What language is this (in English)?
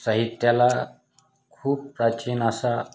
Marathi